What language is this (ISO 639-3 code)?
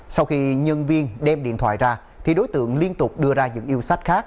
vie